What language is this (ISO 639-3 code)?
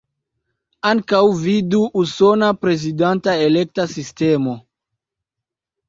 epo